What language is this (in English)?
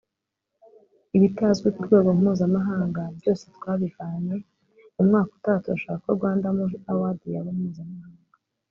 Kinyarwanda